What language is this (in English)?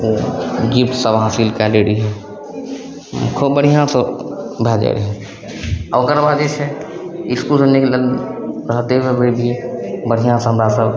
Maithili